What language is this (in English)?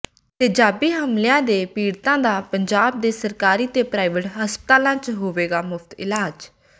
Punjabi